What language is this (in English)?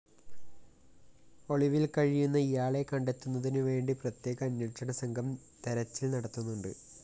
Malayalam